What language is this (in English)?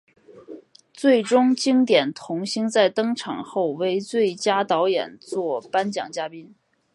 Chinese